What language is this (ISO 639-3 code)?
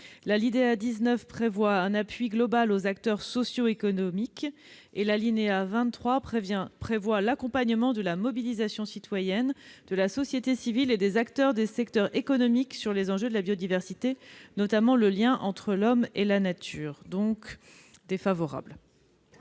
fra